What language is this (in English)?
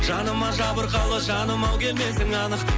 Kazakh